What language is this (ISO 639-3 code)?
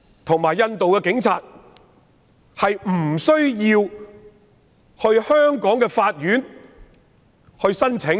yue